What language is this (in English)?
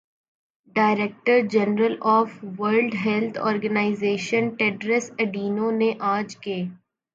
Urdu